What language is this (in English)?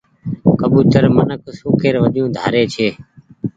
Goaria